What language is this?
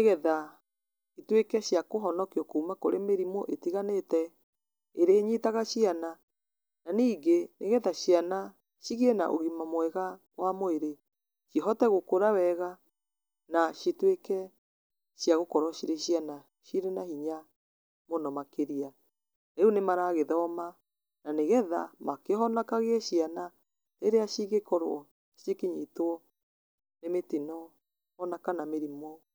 Kikuyu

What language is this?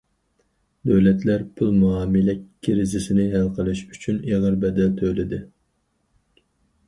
Uyghur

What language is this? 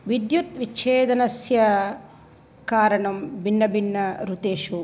Sanskrit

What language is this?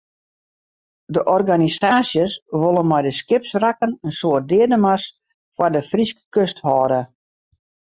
Western Frisian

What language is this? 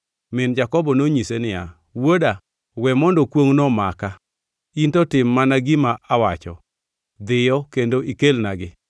Luo (Kenya and Tanzania)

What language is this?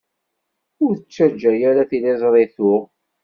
Kabyle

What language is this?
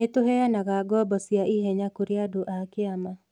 Kikuyu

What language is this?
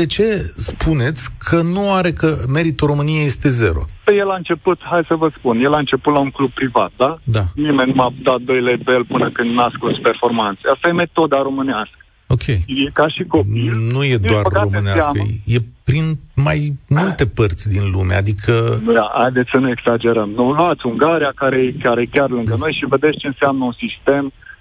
Romanian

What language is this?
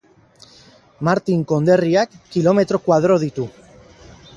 Basque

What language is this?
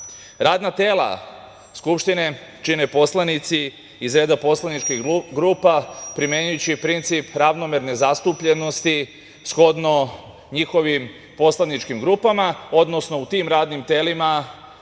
Serbian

